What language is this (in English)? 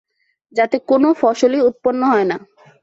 Bangla